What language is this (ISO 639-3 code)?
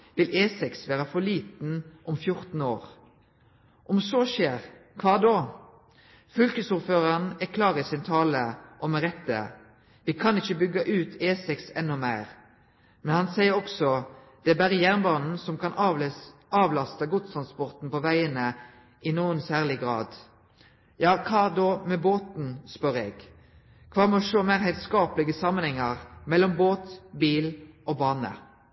nno